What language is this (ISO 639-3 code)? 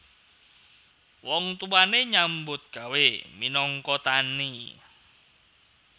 jav